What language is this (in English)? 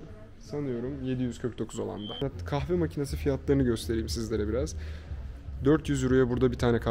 Turkish